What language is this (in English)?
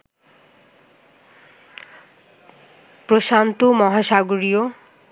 Bangla